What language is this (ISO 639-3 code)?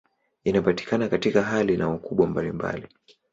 swa